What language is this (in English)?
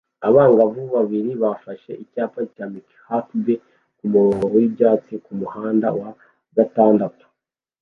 Kinyarwanda